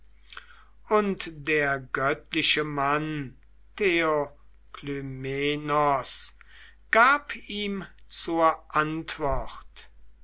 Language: German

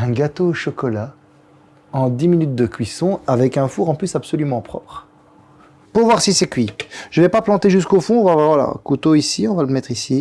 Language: French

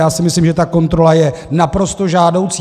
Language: Czech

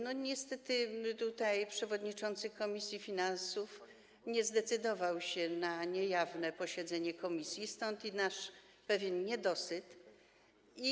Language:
Polish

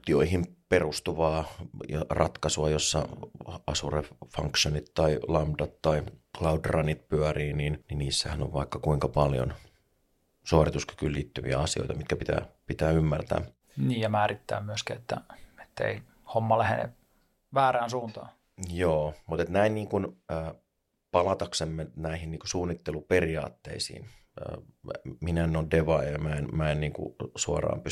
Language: Finnish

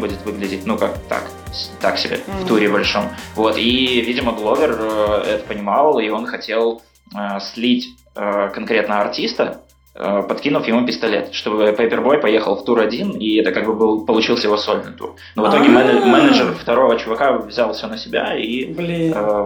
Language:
Russian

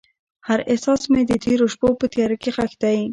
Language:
Pashto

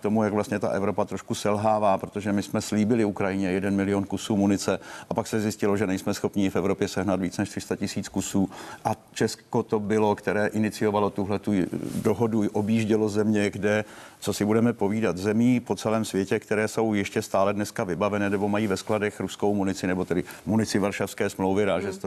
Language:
Czech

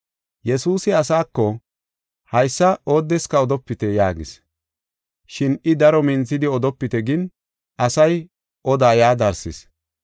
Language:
Gofa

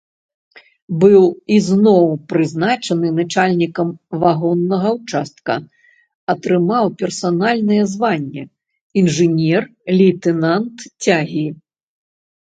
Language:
Belarusian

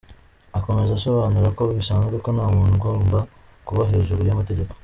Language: Kinyarwanda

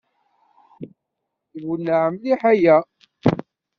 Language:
Kabyle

